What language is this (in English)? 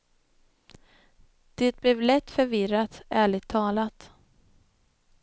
Swedish